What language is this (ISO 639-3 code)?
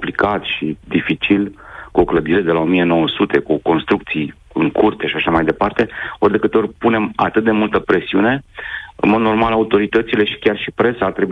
ron